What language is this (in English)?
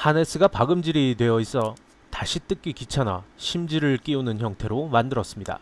Korean